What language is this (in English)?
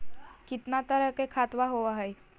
Magahi